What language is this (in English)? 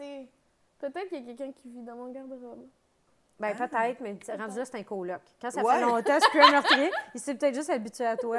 French